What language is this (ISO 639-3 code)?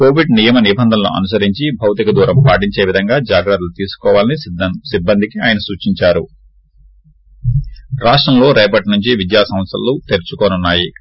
tel